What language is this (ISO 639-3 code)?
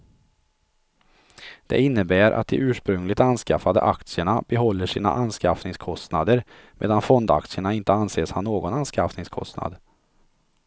swe